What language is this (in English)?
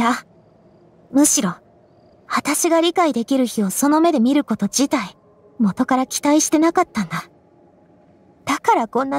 Japanese